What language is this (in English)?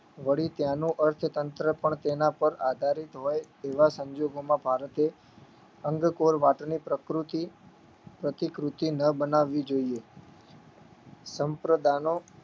Gujarati